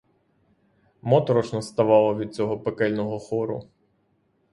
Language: Ukrainian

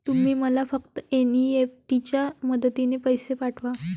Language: Marathi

